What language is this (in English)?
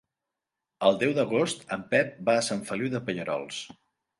Catalan